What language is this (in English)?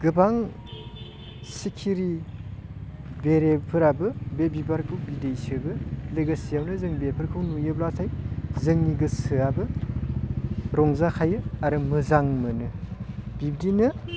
Bodo